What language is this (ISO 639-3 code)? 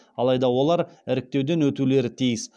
kaz